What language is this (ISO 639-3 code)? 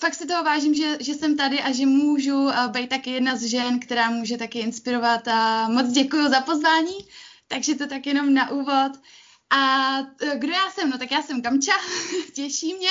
ces